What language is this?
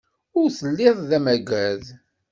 Kabyle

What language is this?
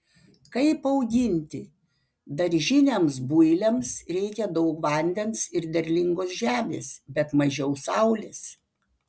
Lithuanian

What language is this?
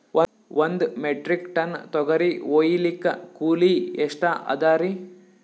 Kannada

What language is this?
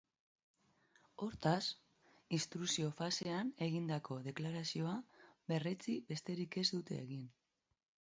Basque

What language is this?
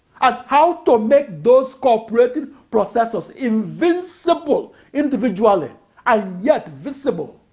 English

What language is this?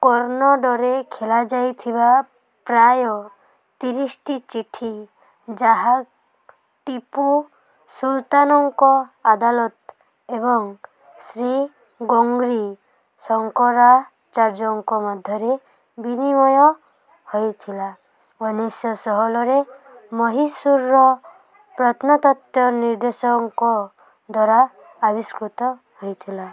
Odia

